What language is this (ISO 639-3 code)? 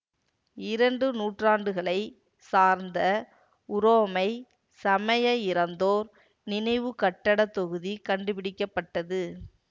tam